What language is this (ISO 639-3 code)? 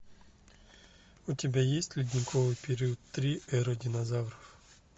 rus